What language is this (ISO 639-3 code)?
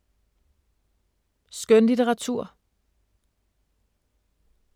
dan